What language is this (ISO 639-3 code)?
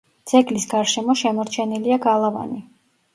kat